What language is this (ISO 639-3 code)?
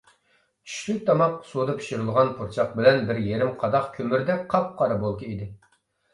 uig